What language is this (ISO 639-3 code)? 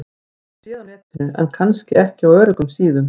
isl